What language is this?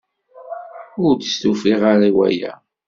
Kabyle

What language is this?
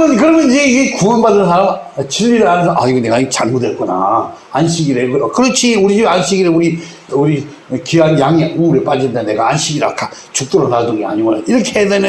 Korean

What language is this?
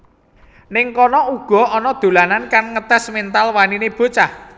Javanese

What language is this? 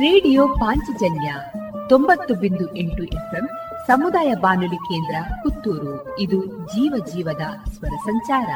Kannada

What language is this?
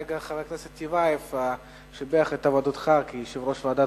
Hebrew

